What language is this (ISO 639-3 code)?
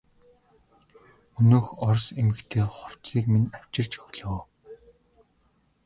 mon